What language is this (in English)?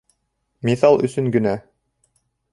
Bashkir